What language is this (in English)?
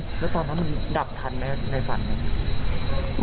Thai